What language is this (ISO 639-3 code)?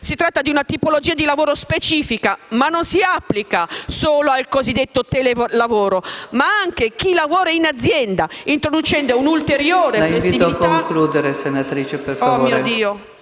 ita